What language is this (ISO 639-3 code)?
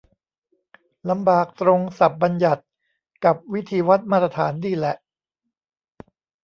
tha